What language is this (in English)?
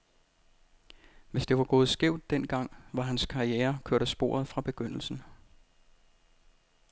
Danish